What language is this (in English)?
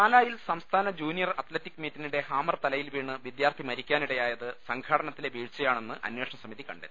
Malayalam